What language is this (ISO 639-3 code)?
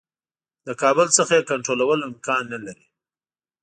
pus